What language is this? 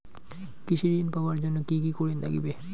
Bangla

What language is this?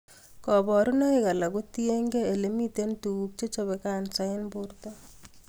Kalenjin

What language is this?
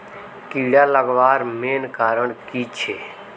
Magahi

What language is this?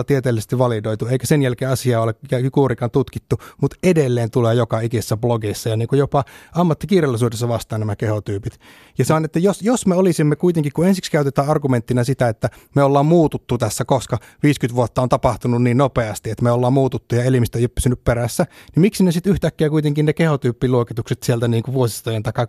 Finnish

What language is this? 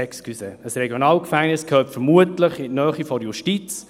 Swiss German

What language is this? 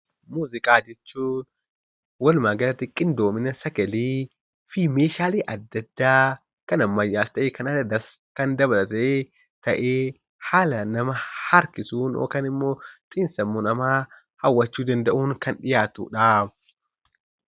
Oromo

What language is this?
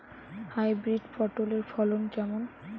Bangla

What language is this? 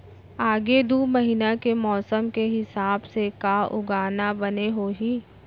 Chhattisgarhi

